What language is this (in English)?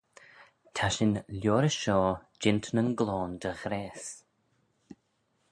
Manx